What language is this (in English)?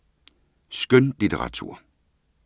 Danish